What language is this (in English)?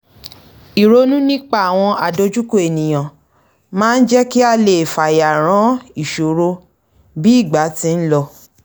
Yoruba